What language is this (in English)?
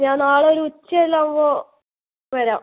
Malayalam